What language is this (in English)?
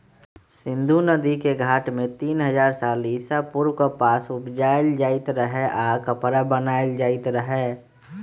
Magahi